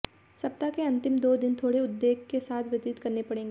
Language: Hindi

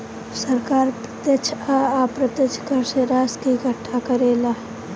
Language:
Bhojpuri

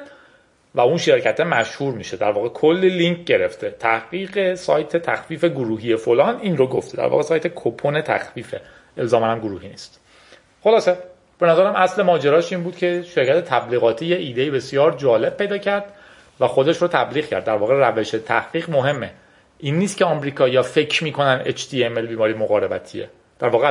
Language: Persian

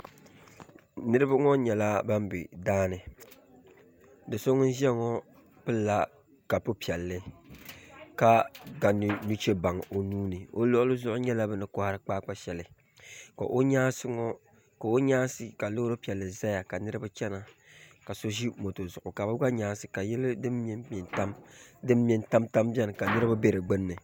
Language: Dagbani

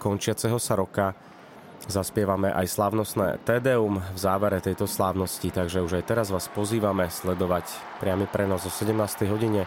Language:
Slovak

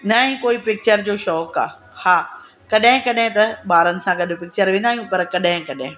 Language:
Sindhi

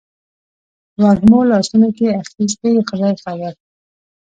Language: Pashto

